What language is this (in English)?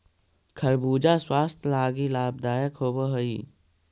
Magahi